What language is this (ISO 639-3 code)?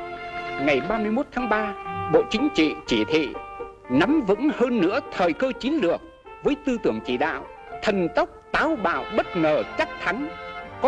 vie